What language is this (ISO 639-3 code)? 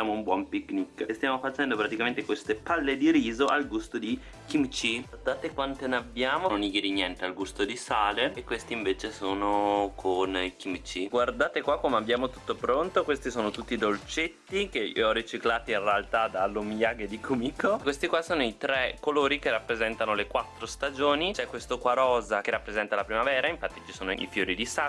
ita